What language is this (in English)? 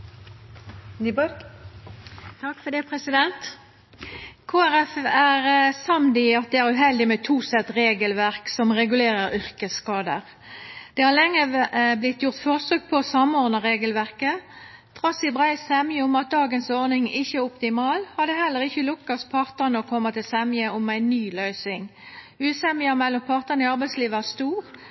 Norwegian Nynorsk